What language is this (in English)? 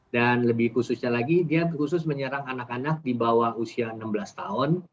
Indonesian